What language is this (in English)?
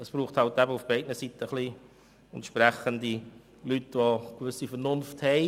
Swiss German